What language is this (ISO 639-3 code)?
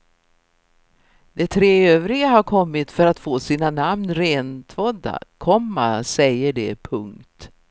swe